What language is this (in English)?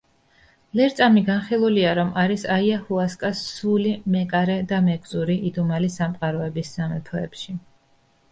Georgian